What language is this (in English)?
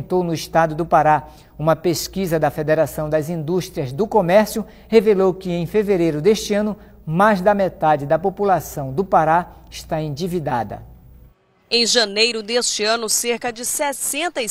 Portuguese